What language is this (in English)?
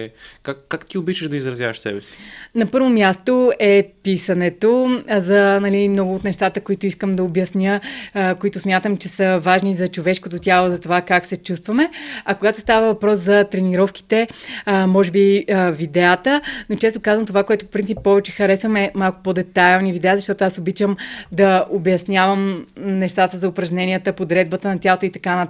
Bulgarian